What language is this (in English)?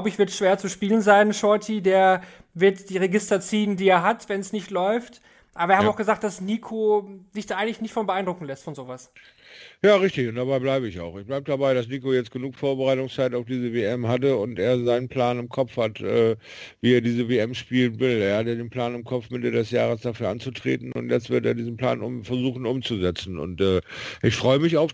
German